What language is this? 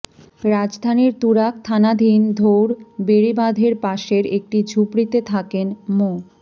Bangla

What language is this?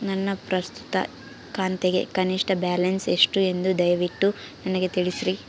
Kannada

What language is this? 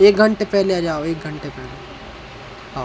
Hindi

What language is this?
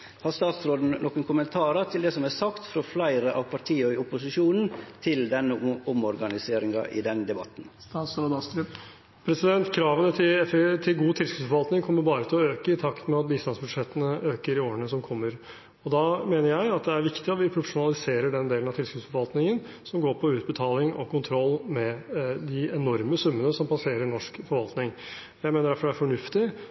Norwegian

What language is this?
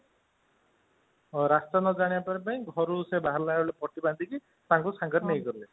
Odia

